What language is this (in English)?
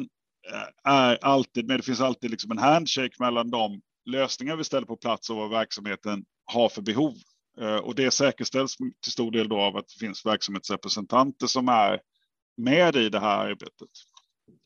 Swedish